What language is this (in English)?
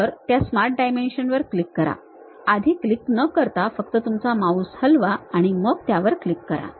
Marathi